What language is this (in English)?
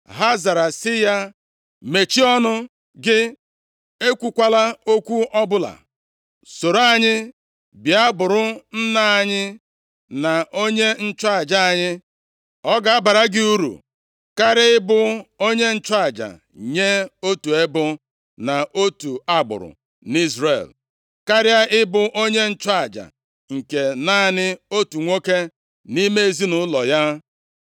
Igbo